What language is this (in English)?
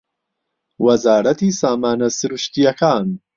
Central Kurdish